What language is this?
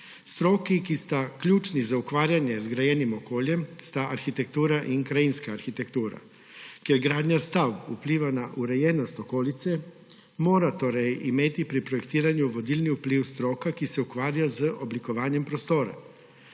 Slovenian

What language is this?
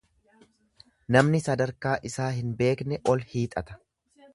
Oromo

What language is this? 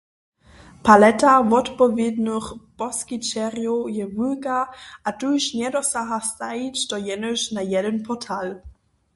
Upper Sorbian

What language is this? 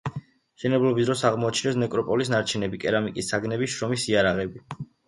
Georgian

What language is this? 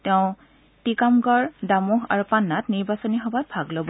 Assamese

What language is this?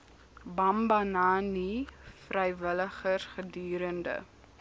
Afrikaans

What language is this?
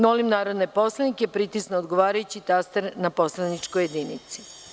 Serbian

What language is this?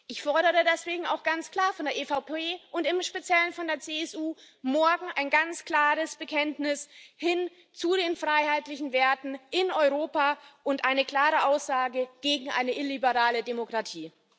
German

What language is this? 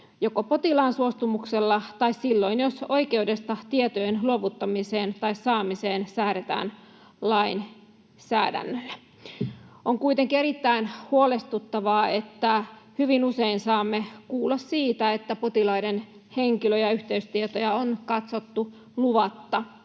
Finnish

